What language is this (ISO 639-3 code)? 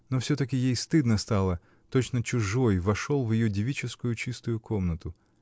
rus